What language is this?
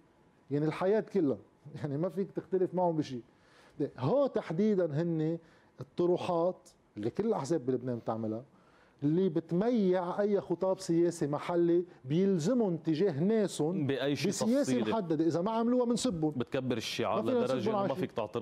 Arabic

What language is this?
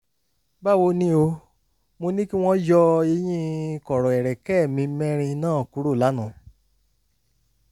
Yoruba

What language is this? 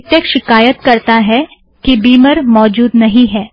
Hindi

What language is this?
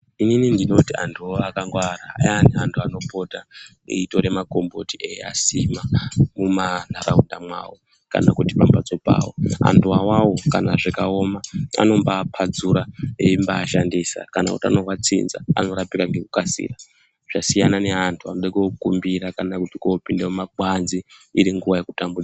Ndau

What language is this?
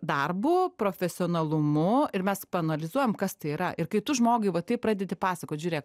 Lithuanian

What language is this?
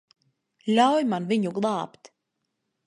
Latvian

